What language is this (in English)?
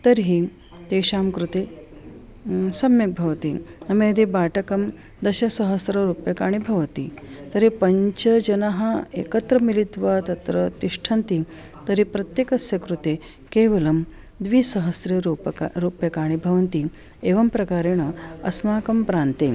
Sanskrit